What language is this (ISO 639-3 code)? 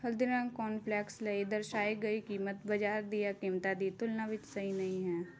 pan